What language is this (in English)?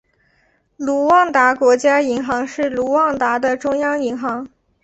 Chinese